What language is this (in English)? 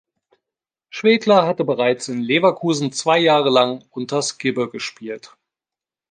German